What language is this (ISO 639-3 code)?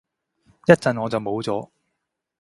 yue